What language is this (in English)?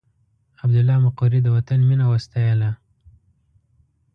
Pashto